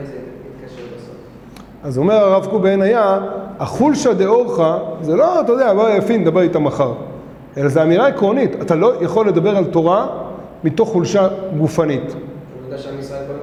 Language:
Hebrew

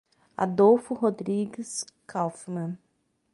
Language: Portuguese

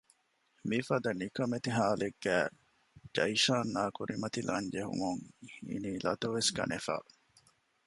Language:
Divehi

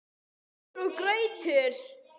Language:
Icelandic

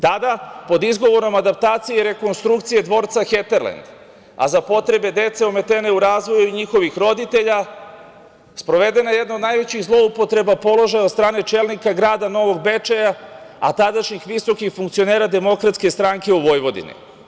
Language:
Serbian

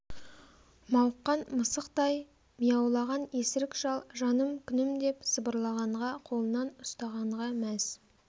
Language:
Kazakh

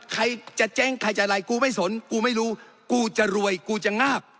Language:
Thai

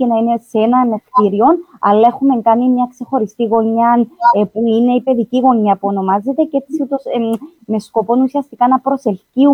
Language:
Greek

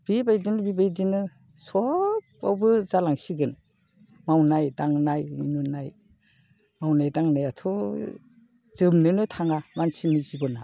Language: Bodo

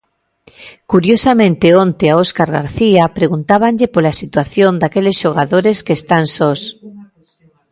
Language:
Galician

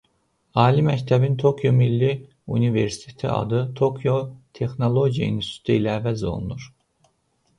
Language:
Azerbaijani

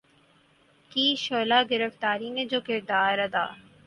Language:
Urdu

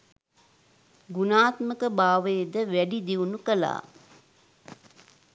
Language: Sinhala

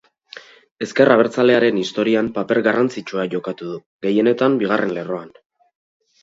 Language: Basque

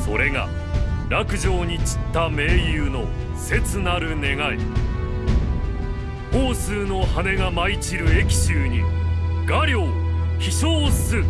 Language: Japanese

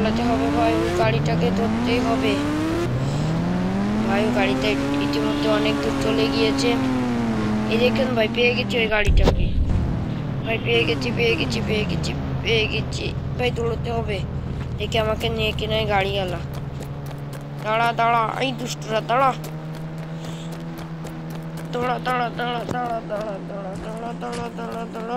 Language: Romanian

